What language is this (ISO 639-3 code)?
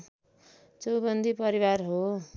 nep